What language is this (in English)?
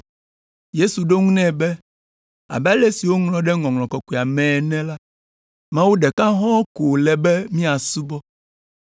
Ewe